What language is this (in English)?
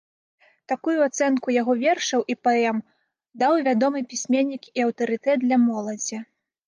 Belarusian